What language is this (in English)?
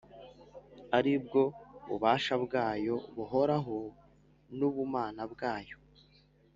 Kinyarwanda